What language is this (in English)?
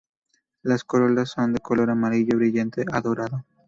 Spanish